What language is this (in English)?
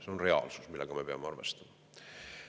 Estonian